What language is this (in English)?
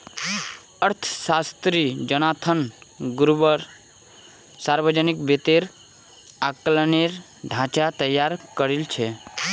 Magahi